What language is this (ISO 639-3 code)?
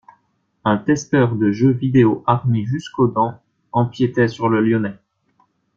fra